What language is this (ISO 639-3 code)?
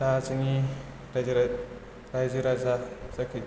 brx